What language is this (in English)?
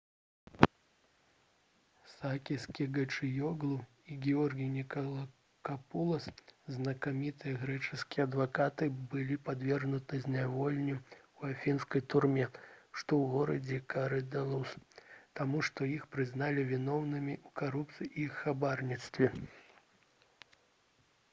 Belarusian